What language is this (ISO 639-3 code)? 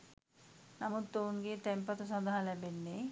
sin